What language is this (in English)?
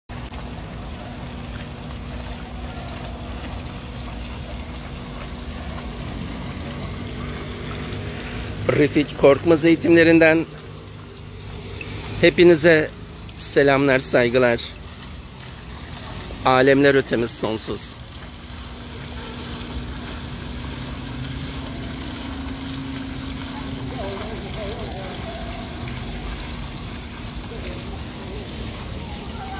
Turkish